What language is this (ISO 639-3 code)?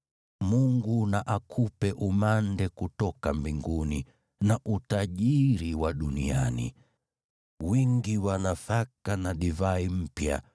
swa